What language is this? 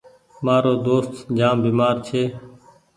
Goaria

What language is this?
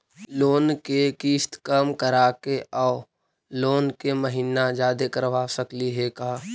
Magahi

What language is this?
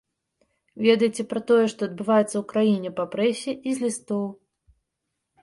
Belarusian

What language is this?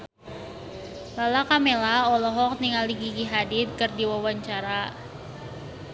Sundanese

